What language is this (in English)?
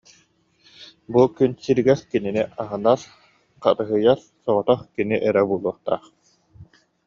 Yakut